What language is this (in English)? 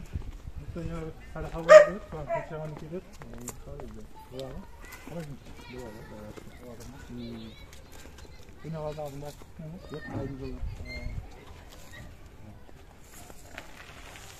Turkish